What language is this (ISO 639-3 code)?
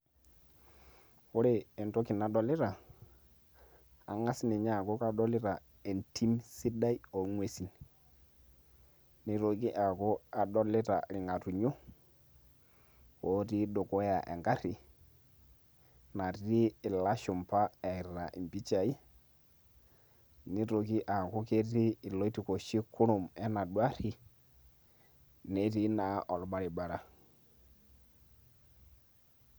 mas